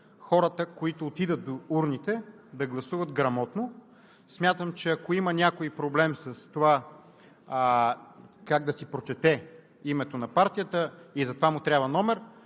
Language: Bulgarian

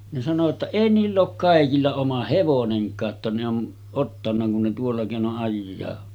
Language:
Finnish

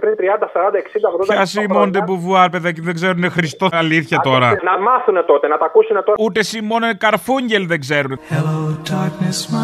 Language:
Greek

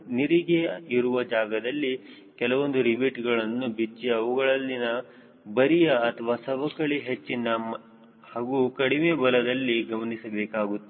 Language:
Kannada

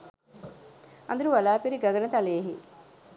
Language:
Sinhala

